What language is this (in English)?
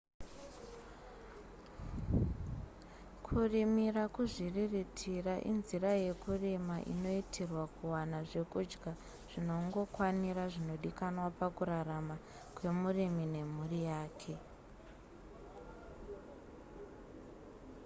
Shona